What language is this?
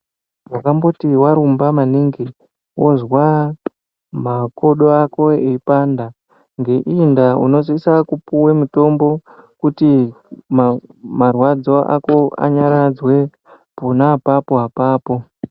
Ndau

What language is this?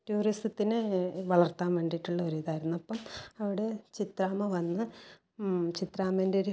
Malayalam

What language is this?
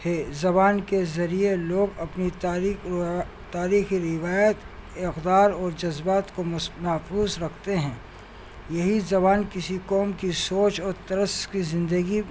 Urdu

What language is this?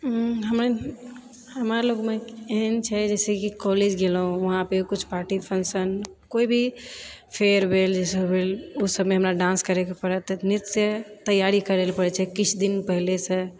Maithili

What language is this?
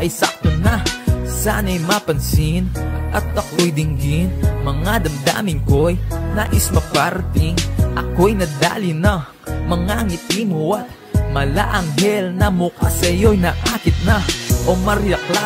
Filipino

